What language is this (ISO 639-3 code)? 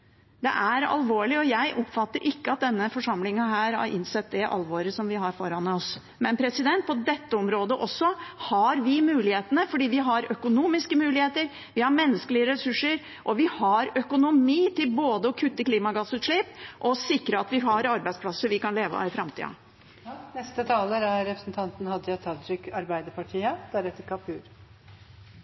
nob